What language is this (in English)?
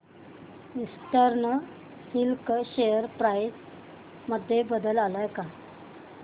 Marathi